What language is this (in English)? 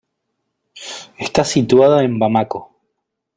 Spanish